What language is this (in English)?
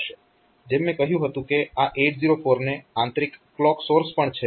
Gujarati